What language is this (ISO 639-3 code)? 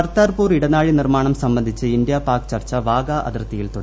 mal